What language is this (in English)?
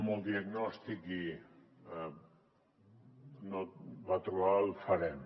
Catalan